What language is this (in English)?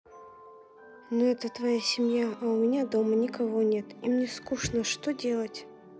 Russian